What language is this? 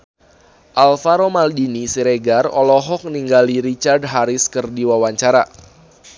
Sundanese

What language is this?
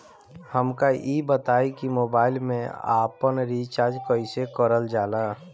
Bhojpuri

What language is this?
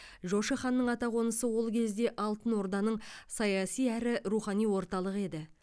Kazakh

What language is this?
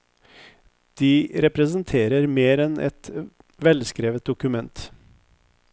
Norwegian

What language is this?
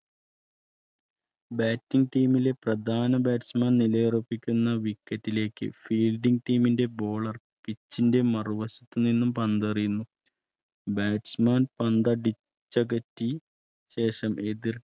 Malayalam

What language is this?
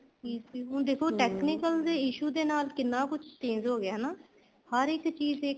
Punjabi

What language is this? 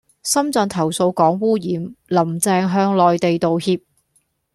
Cantonese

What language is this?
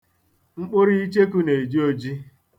Igbo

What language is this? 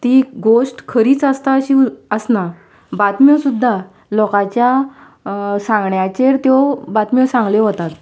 Konkani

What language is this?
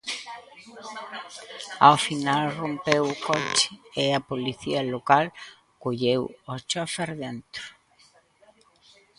Galician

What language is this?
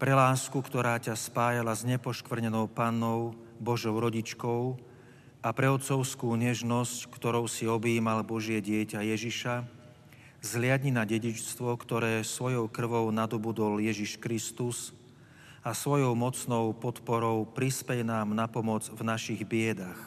Slovak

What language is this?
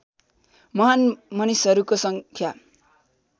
Nepali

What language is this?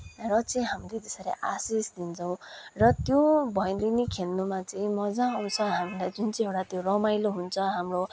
Nepali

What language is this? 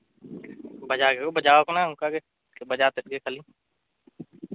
Santali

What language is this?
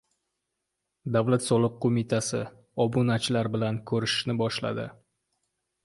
Uzbek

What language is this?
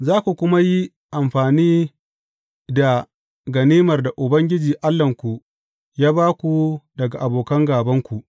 Hausa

